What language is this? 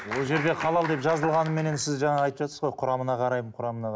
Kazakh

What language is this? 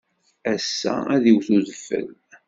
Kabyle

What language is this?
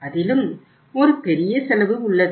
Tamil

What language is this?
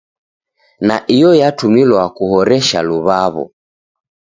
Taita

